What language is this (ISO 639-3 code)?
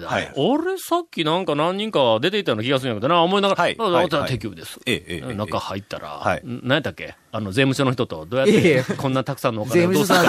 jpn